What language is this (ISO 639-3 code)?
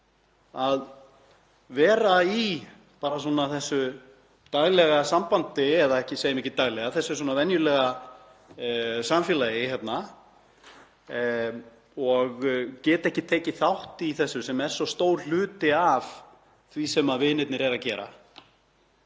isl